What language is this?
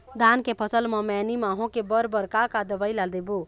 Chhattisgarhi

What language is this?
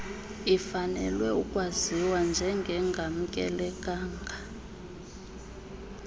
Xhosa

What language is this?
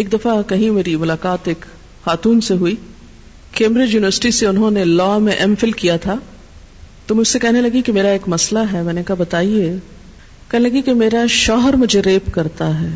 Urdu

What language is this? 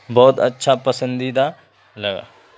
Urdu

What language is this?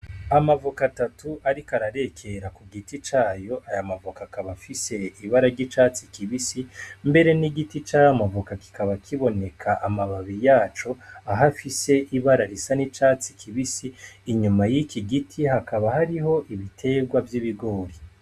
Rundi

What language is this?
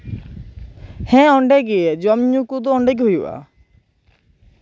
Santali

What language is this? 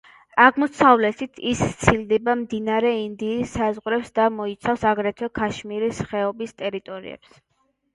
Georgian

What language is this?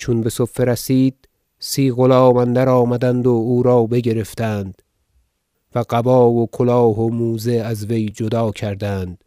Persian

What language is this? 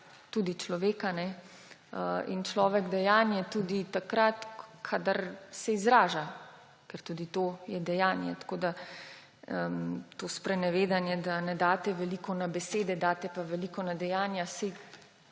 Slovenian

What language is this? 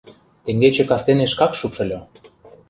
Mari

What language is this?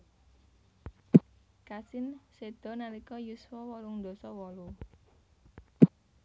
Javanese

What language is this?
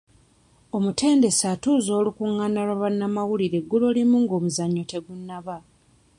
Ganda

